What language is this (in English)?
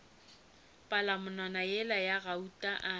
Northern Sotho